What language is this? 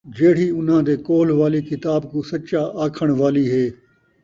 Saraiki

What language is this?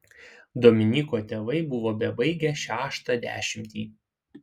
Lithuanian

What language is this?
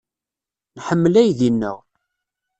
Kabyle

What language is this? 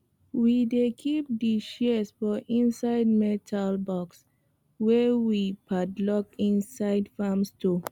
Nigerian Pidgin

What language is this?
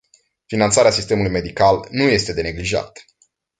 Romanian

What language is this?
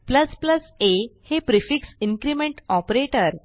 Marathi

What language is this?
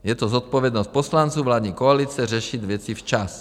Czech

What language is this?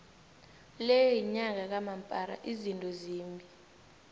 South Ndebele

